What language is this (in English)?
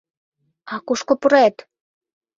Mari